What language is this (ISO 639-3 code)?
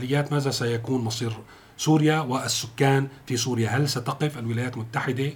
ara